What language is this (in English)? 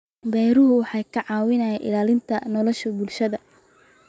Somali